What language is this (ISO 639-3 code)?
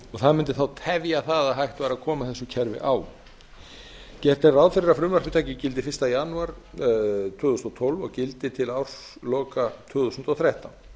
isl